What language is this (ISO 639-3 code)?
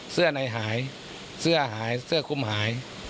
tha